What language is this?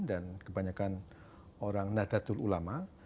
Indonesian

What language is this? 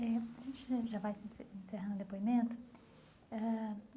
Portuguese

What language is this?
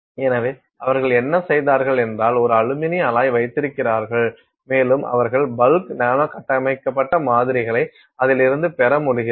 Tamil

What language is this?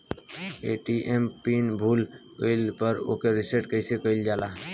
Bhojpuri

